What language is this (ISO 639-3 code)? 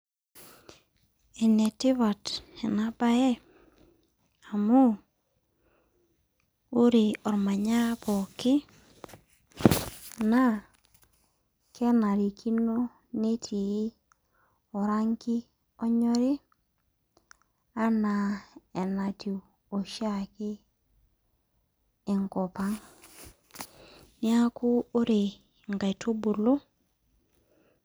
mas